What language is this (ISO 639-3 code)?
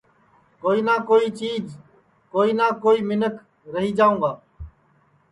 ssi